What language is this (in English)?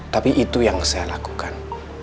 Indonesian